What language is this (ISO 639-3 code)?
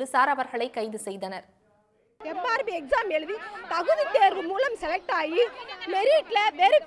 ara